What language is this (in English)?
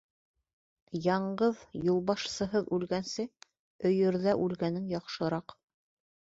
Bashkir